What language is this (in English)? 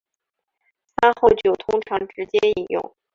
Chinese